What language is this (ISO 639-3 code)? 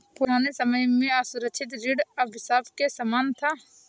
hin